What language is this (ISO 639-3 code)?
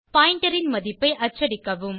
tam